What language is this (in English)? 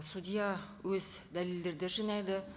Kazakh